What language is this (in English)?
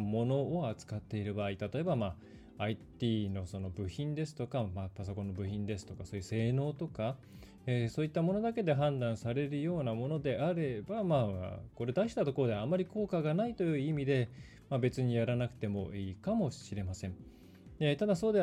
Japanese